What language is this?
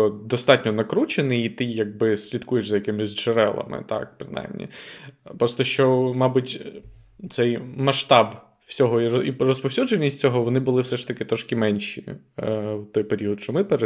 Ukrainian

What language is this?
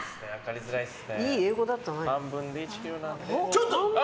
Japanese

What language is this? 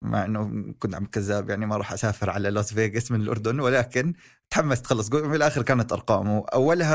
Arabic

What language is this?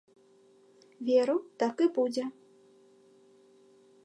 Belarusian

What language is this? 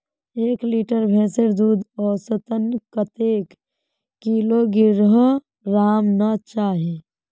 Magahi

